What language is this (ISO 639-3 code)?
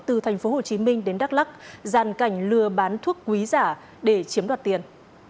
vie